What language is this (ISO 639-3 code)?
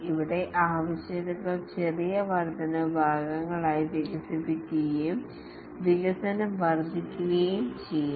mal